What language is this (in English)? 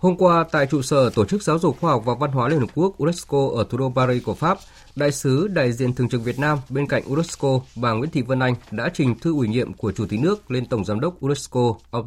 Vietnamese